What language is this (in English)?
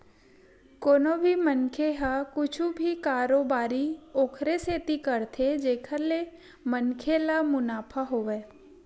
Chhattisgarhi